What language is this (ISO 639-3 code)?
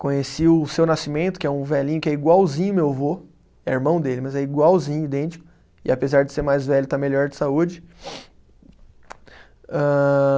por